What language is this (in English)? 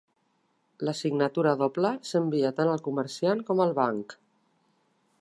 Catalan